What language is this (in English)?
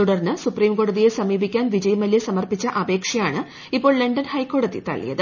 Malayalam